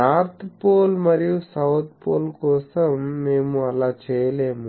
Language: Telugu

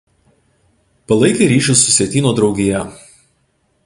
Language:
Lithuanian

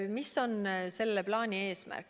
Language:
Estonian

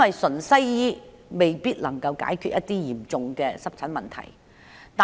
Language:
Cantonese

